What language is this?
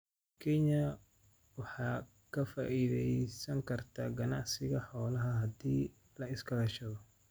Somali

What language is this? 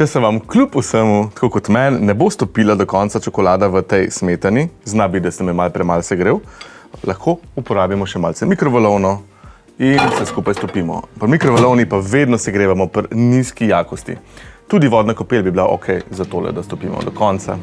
Slovenian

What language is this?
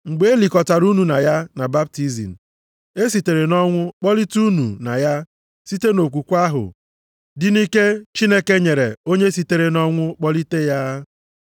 Igbo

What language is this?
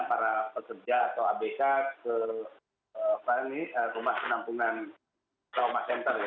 Indonesian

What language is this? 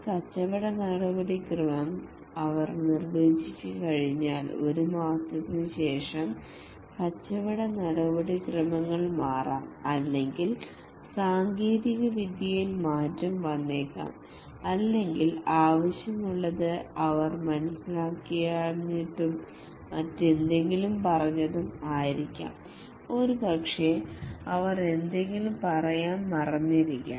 Malayalam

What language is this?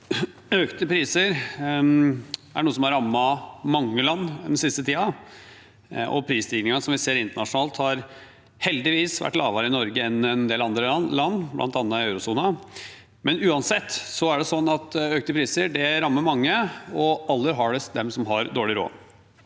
Norwegian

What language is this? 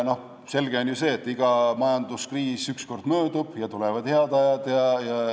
Estonian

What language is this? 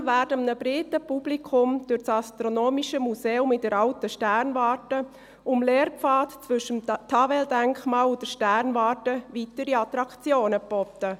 Swiss German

